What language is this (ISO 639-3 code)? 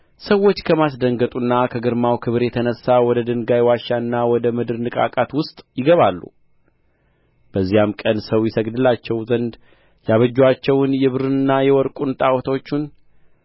amh